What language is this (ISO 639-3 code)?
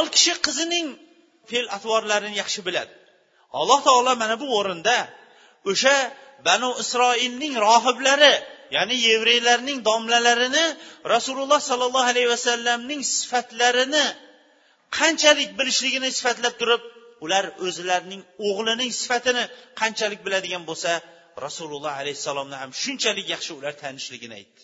bul